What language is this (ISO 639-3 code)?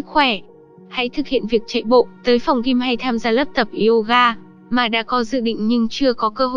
vie